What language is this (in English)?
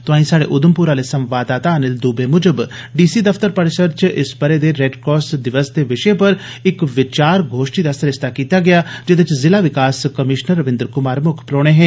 Dogri